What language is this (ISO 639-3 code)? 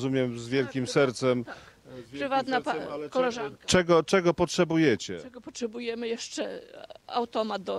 pol